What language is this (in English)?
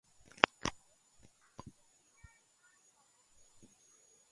Georgian